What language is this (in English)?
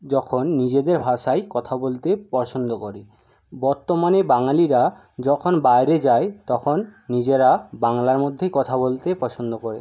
Bangla